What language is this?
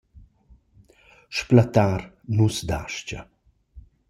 Romansh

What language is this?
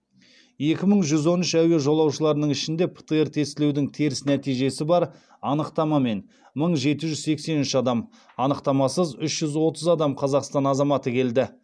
Kazakh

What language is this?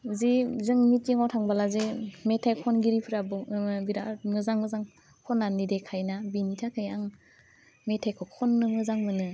Bodo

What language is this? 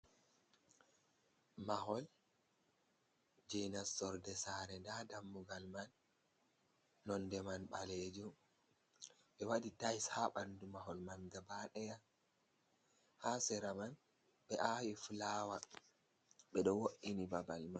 Fula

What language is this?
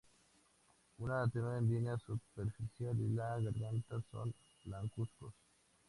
Spanish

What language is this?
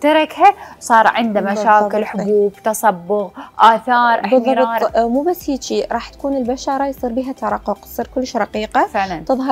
Arabic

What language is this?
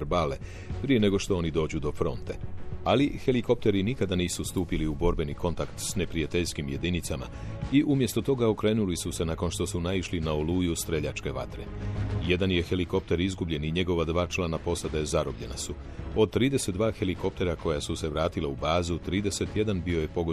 Croatian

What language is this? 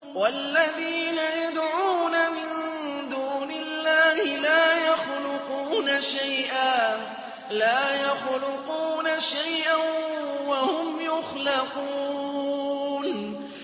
Arabic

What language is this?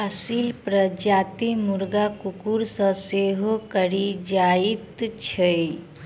Maithili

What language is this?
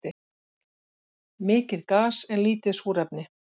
Icelandic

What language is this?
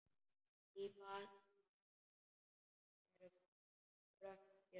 Icelandic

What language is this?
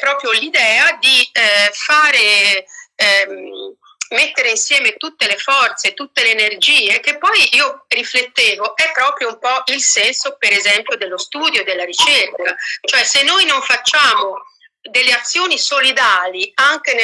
Italian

